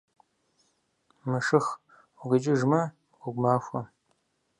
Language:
Kabardian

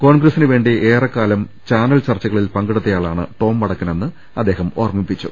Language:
Malayalam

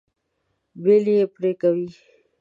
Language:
Pashto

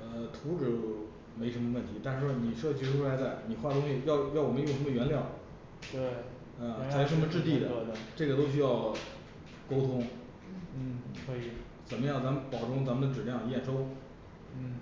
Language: Chinese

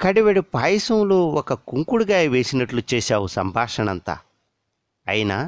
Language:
Telugu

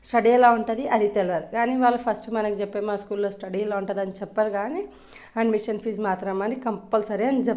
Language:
Telugu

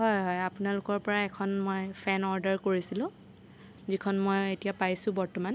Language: Assamese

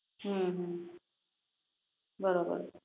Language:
Gujarati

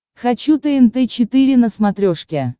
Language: Russian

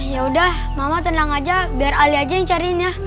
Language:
Indonesian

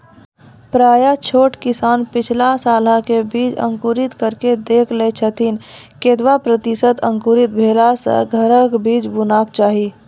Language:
Maithili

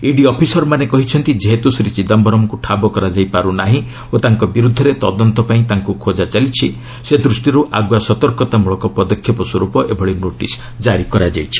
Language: Odia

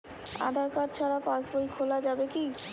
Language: Bangla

